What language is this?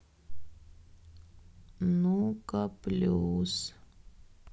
Russian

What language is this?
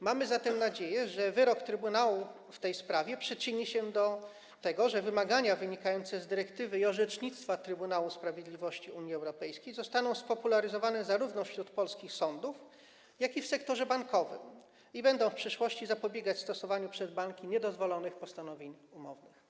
Polish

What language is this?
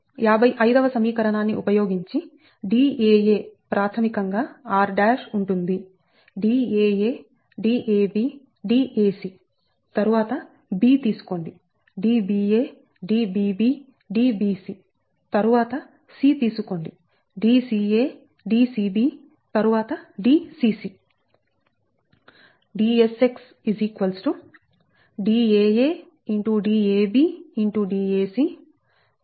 Telugu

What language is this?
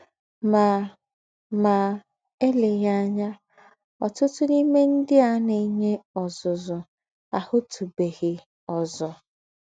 Igbo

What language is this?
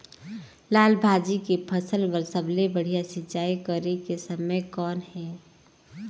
Chhattisgarhi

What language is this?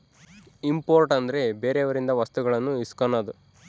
Kannada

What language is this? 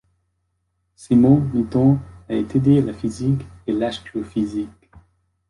French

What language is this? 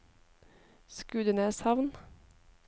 Norwegian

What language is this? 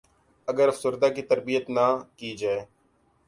Urdu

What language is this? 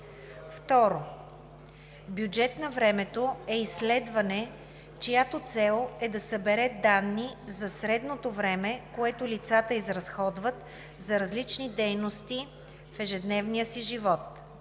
Bulgarian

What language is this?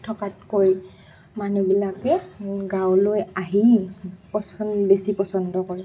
Assamese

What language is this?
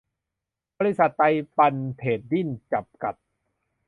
Thai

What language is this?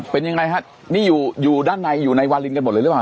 Thai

